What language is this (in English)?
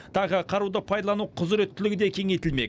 Kazakh